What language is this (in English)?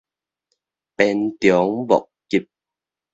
Min Nan Chinese